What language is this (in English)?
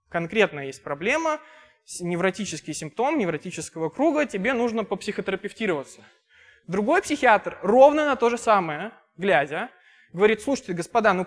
Russian